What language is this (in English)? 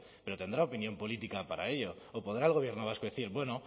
Spanish